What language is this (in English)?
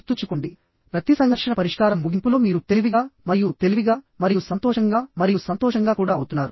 Telugu